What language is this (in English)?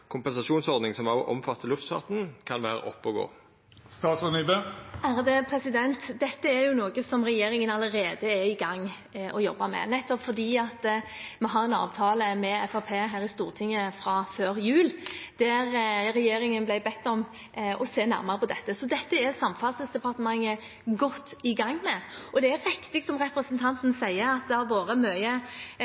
Norwegian